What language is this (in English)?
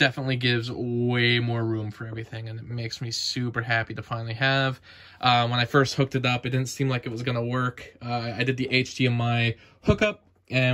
English